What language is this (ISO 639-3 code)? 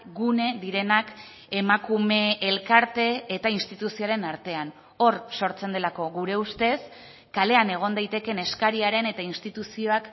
eus